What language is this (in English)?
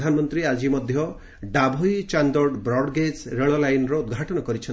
Odia